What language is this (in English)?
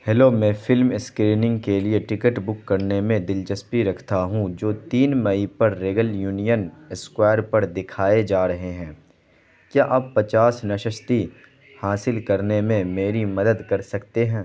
Urdu